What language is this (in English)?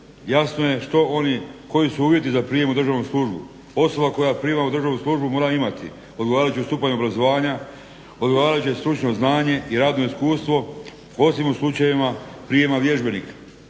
Croatian